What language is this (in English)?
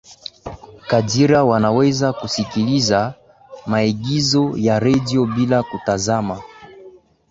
Swahili